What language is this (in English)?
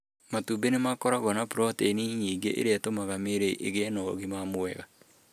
Kikuyu